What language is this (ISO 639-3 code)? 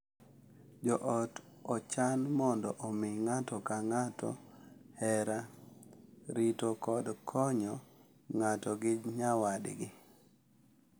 luo